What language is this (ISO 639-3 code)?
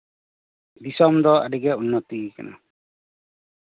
sat